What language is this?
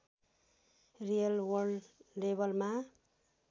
Nepali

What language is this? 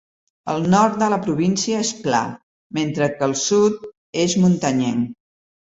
Catalan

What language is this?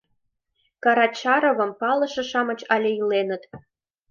Mari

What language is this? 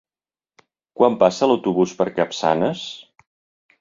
Catalan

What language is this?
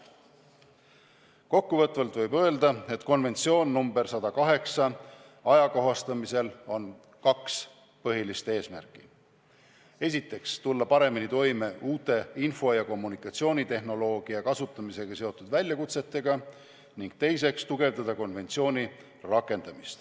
Estonian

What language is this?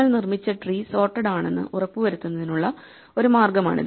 Malayalam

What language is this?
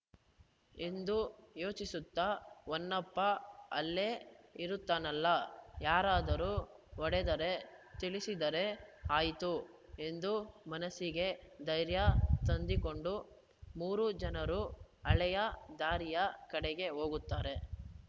Kannada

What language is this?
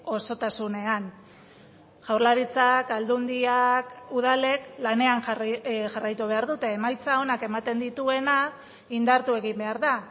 Basque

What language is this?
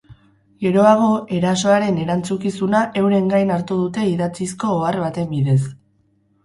Basque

